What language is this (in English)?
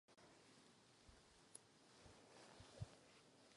Czech